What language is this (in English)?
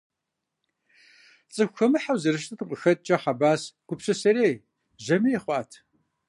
Kabardian